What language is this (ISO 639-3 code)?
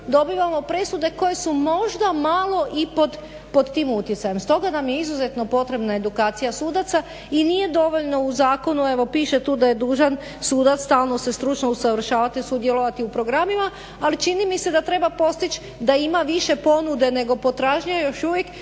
hrv